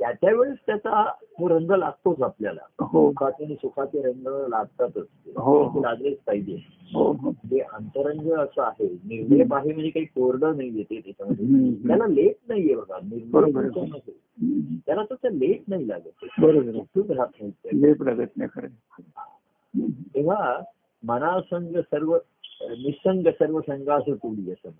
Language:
Marathi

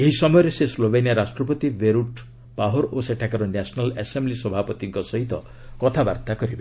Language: Odia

